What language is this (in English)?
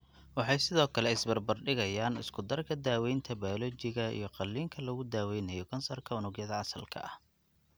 Somali